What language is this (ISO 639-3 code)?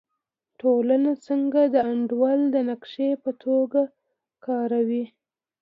pus